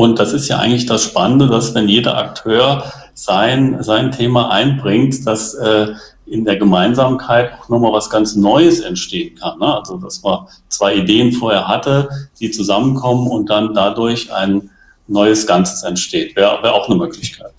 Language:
German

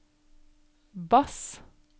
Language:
Norwegian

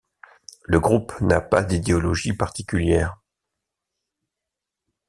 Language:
French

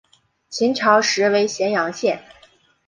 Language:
Chinese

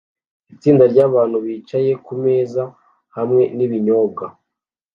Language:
Kinyarwanda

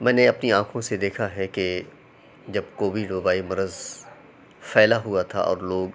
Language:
Urdu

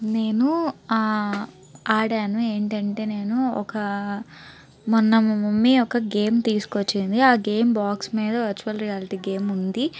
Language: Telugu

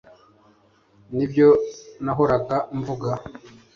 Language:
Kinyarwanda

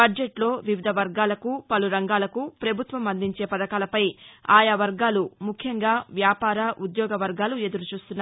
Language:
Telugu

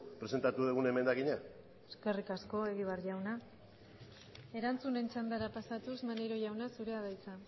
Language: Basque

